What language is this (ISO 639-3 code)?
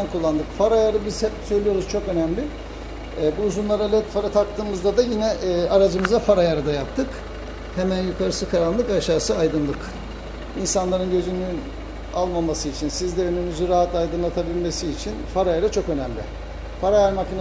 tur